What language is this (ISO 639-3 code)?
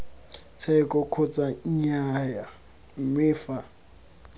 tsn